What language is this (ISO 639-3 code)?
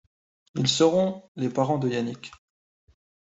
fra